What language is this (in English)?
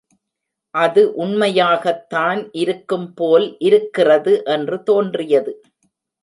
Tamil